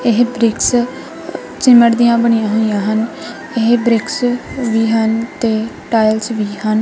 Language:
Punjabi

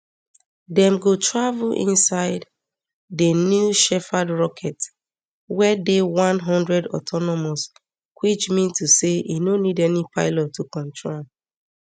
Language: Nigerian Pidgin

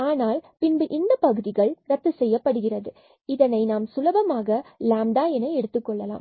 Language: Tamil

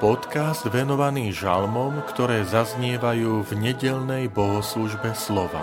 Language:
Slovak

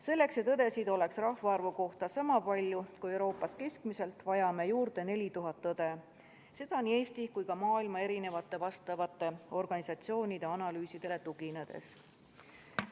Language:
Estonian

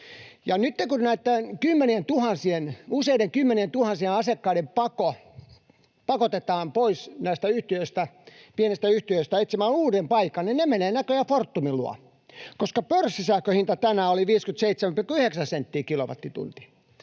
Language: Finnish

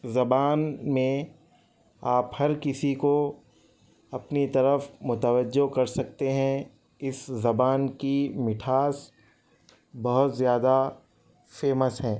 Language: Urdu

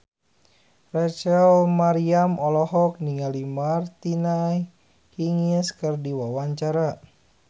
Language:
Sundanese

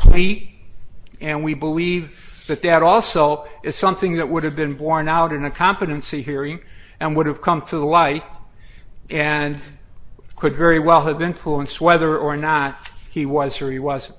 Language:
English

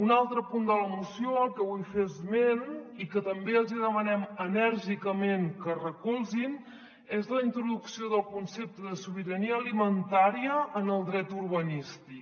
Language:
Catalan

